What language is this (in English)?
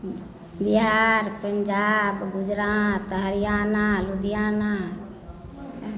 Maithili